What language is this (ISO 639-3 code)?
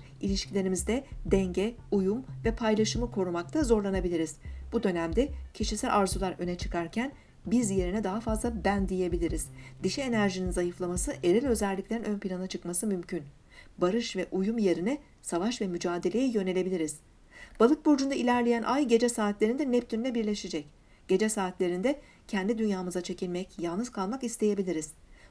tur